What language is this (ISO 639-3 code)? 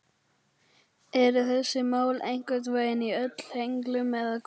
isl